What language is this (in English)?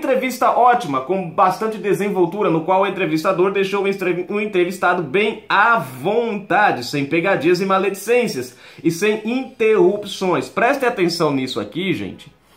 Portuguese